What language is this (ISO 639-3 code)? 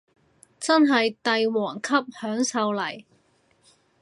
yue